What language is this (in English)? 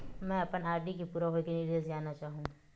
Chhattisgarhi